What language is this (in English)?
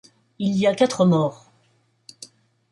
French